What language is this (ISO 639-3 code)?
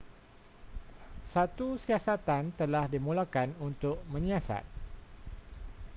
msa